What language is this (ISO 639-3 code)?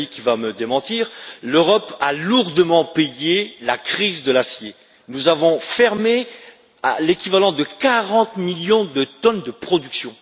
fra